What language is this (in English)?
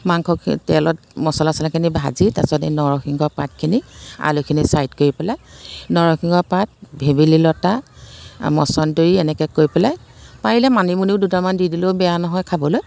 Assamese